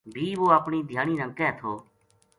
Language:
Gujari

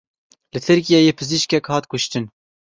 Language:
Kurdish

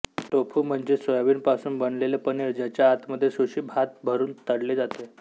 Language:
Marathi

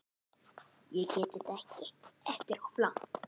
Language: Icelandic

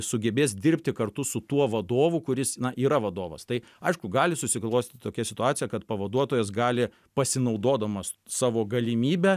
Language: Lithuanian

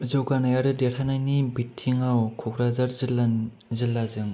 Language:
Bodo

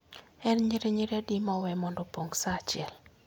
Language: Luo (Kenya and Tanzania)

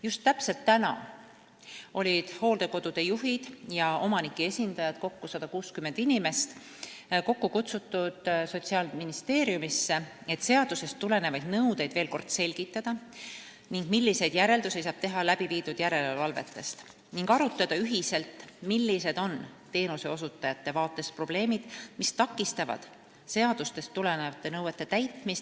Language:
Estonian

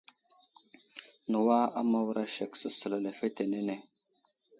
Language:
Wuzlam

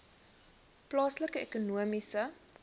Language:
Afrikaans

